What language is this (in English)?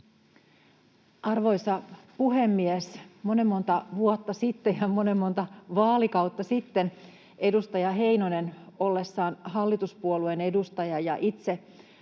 Finnish